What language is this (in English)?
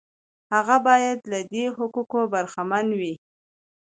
Pashto